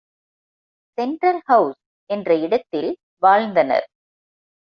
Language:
Tamil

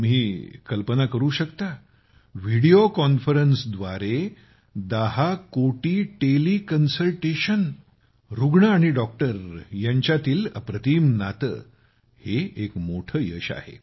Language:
Marathi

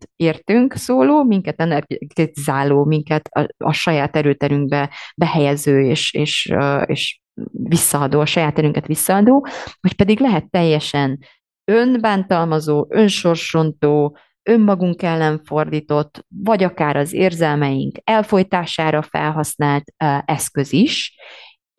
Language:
Hungarian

